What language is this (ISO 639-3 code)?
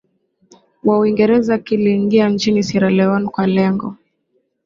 swa